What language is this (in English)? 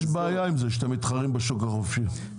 Hebrew